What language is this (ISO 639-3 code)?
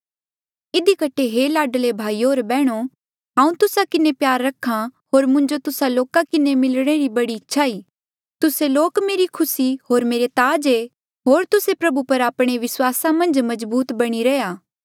mjl